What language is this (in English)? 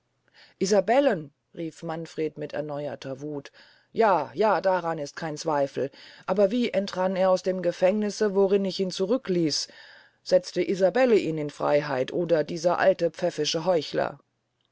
German